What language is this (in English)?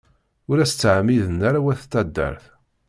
Kabyle